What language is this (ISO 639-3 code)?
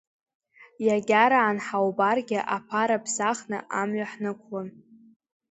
abk